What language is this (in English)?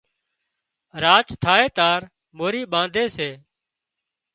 Wadiyara Koli